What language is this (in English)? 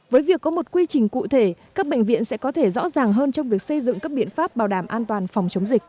Vietnamese